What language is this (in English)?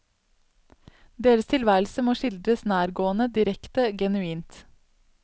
Norwegian